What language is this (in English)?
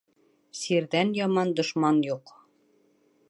Bashkir